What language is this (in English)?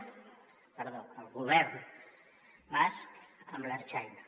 Catalan